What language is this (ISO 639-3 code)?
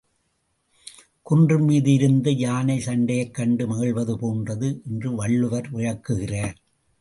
tam